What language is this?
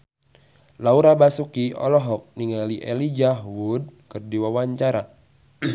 Sundanese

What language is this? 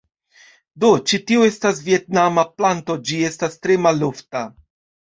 Esperanto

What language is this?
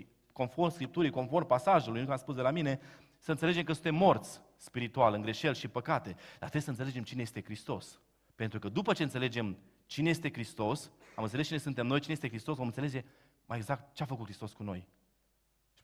Romanian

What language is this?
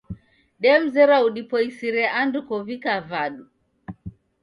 Taita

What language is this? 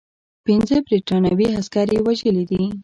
Pashto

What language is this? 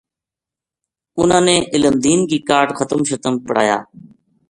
Gujari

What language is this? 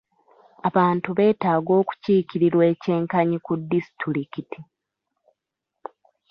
Ganda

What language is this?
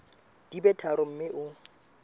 Southern Sotho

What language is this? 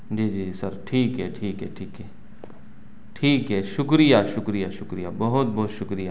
Urdu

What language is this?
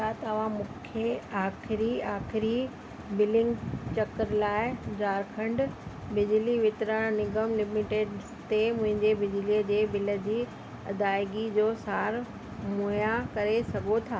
Sindhi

